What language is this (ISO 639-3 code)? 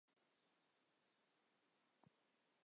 zho